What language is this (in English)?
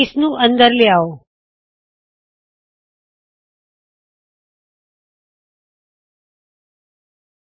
Punjabi